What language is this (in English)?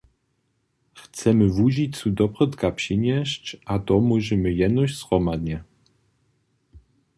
Upper Sorbian